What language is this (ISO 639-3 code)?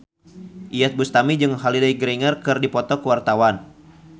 sun